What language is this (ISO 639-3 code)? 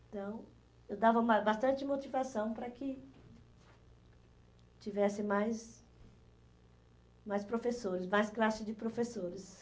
por